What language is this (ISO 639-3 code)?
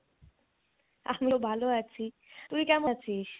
ben